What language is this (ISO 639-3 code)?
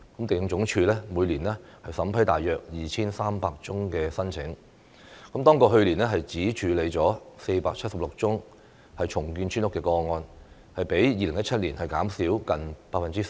yue